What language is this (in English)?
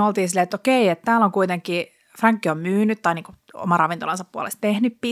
Finnish